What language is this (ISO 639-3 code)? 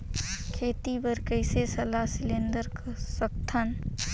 hne